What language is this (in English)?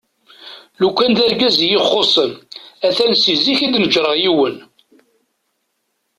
Kabyle